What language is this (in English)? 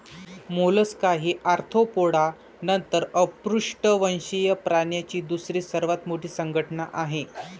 Marathi